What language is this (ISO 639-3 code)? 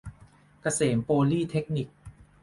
tha